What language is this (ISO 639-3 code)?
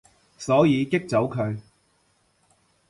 yue